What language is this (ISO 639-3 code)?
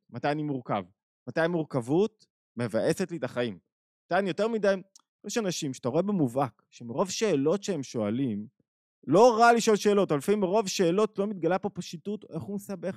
heb